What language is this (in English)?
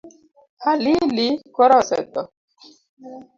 Luo (Kenya and Tanzania)